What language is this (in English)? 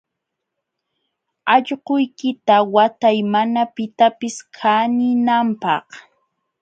Jauja Wanca Quechua